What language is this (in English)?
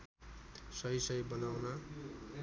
Nepali